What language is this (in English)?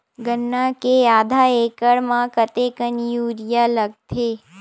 Chhattisgarhi